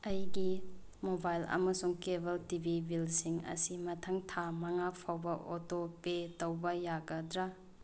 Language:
Manipuri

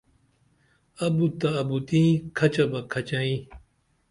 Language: Dameli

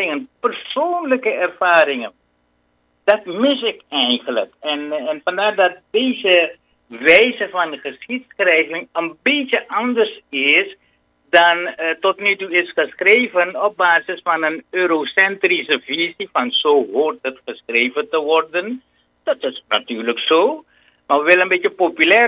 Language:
Dutch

